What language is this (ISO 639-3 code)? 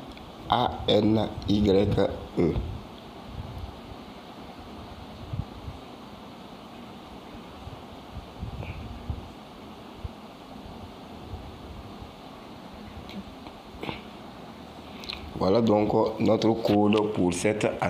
fra